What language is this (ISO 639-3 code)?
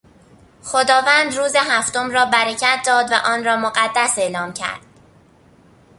fas